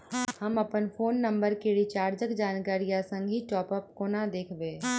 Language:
Maithili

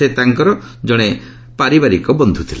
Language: Odia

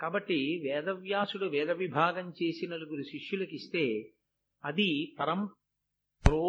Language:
Telugu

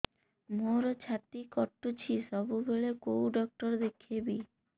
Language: Odia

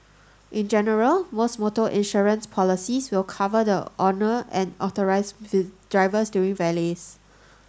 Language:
English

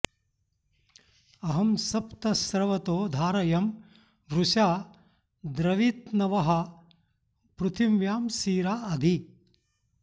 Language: Sanskrit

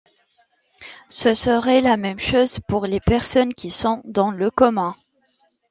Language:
French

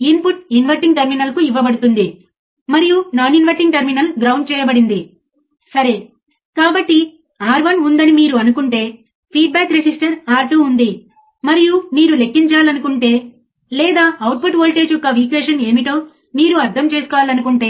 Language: Telugu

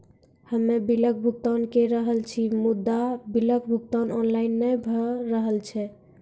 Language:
Maithili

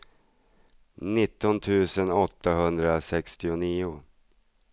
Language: Swedish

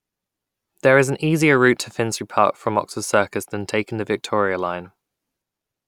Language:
English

